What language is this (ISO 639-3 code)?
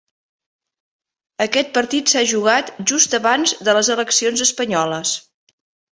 cat